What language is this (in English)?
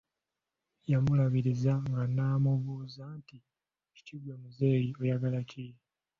Ganda